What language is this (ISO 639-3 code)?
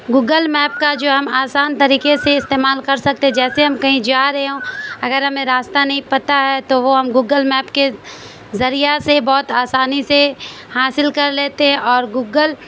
urd